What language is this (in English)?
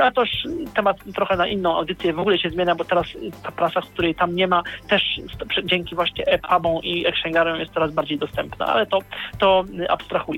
Polish